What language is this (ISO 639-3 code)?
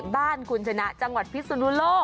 tha